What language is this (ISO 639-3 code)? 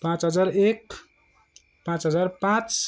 nep